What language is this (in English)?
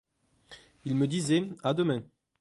French